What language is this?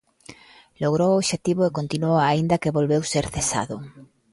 Galician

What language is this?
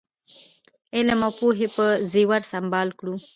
Pashto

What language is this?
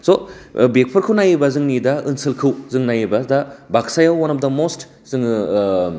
Bodo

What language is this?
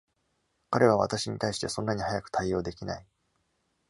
Japanese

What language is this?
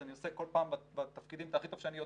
Hebrew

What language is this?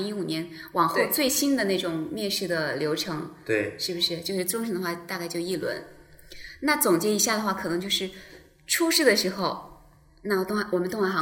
Chinese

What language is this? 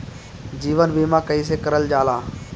Bhojpuri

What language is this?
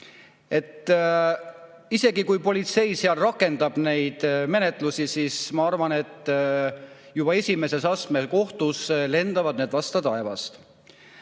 Estonian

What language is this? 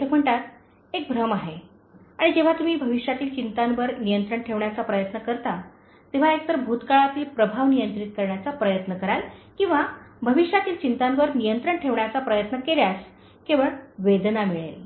Marathi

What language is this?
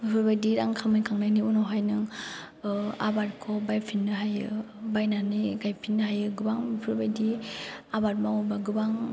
Bodo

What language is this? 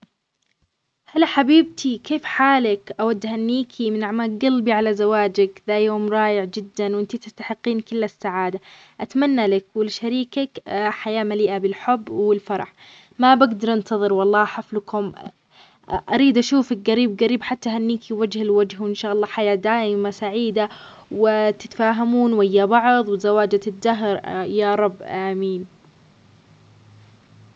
Omani Arabic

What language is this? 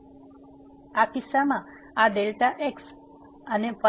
Gujarati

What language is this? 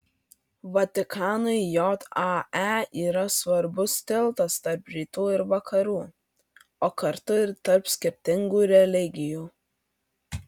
Lithuanian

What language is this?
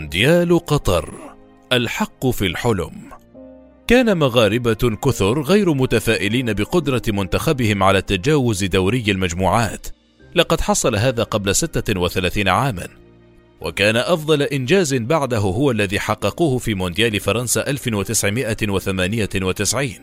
Arabic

